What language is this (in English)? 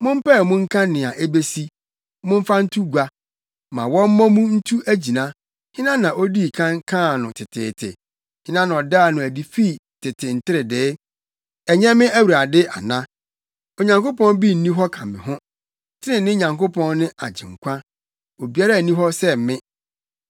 Akan